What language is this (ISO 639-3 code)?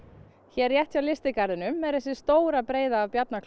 isl